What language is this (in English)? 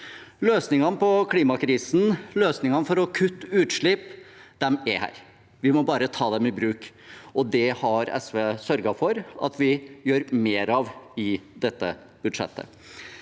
Norwegian